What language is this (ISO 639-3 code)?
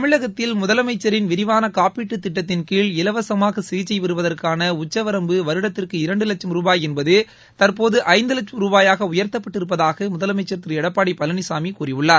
tam